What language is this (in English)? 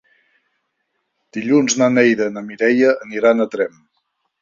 Catalan